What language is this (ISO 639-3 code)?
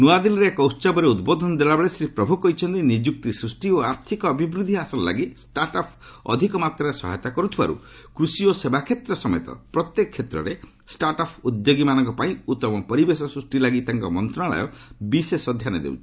ori